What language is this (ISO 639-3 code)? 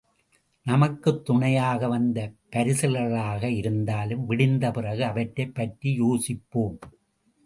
tam